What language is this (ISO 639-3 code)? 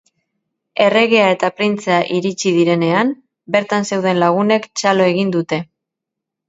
eus